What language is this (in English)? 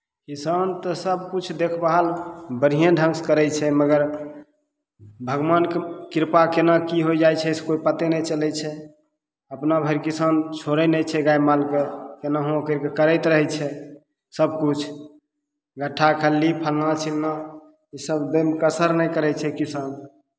Maithili